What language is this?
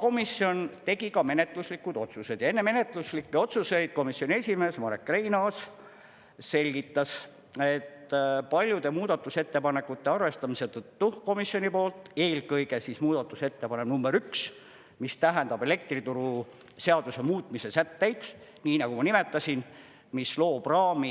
Estonian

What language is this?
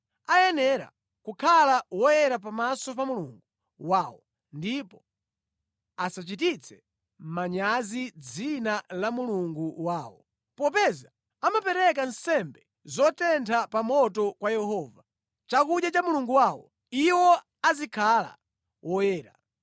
Nyanja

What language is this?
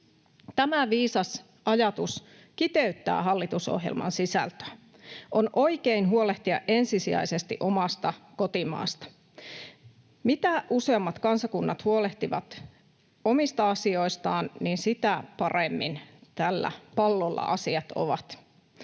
Finnish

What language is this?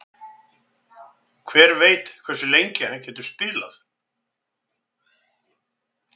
Icelandic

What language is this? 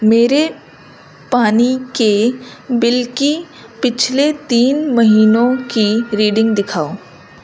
Urdu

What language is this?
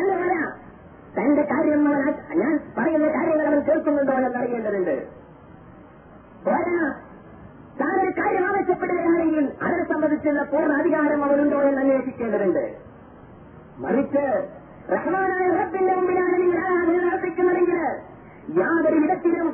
Malayalam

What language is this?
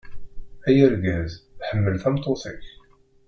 Kabyle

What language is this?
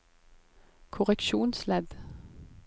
Norwegian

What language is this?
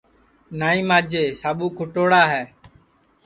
Sansi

